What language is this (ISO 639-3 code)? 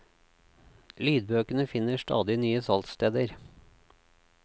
nor